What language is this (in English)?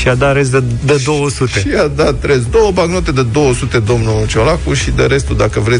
Romanian